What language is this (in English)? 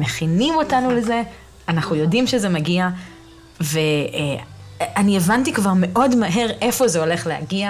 Hebrew